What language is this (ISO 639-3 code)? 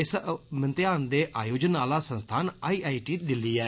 doi